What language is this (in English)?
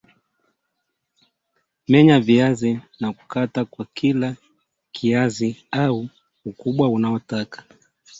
Swahili